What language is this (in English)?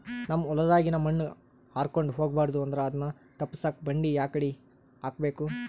Kannada